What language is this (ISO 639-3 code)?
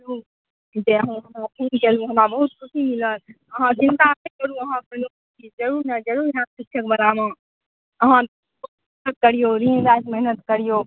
mai